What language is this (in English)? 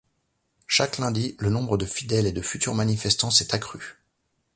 French